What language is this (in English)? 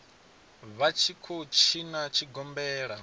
Venda